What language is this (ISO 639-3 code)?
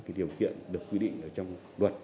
vie